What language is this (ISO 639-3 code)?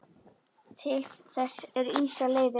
isl